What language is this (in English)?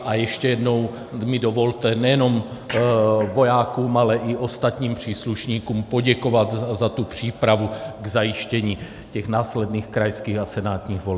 Czech